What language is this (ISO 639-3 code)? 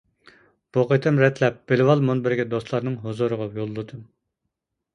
uig